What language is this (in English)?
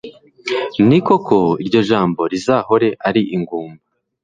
Kinyarwanda